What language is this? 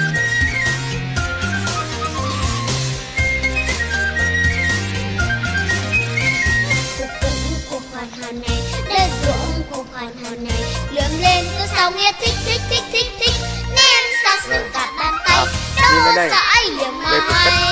Vietnamese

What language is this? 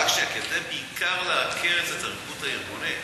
Hebrew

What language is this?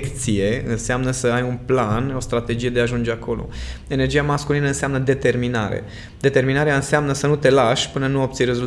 Romanian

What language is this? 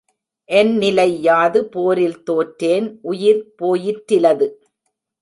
Tamil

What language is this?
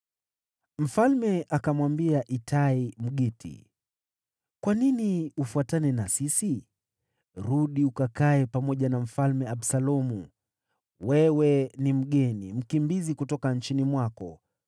Swahili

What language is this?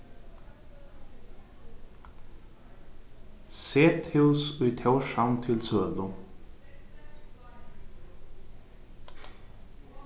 Faroese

